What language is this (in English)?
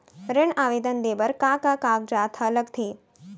Chhattisgarhi